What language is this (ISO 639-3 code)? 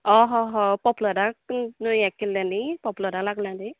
kok